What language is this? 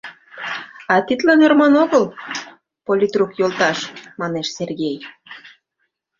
Mari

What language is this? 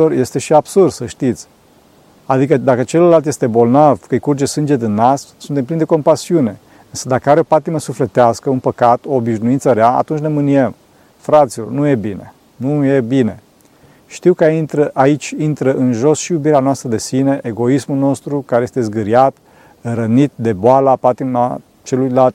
Romanian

